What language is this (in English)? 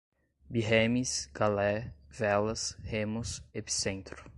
Portuguese